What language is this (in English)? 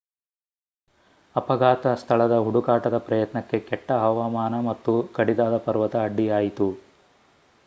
Kannada